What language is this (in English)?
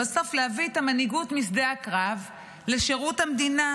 Hebrew